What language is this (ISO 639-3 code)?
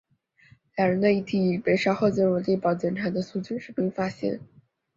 zho